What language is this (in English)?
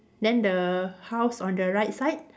English